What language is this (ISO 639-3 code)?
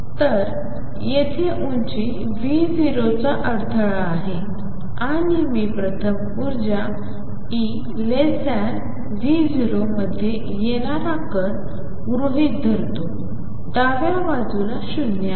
mar